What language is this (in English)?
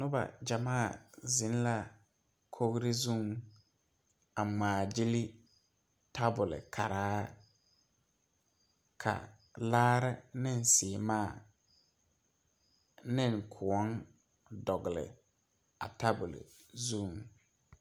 Southern Dagaare